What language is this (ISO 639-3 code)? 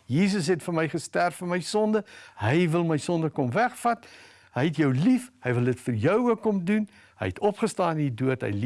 nld